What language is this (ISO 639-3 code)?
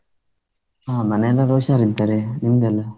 kan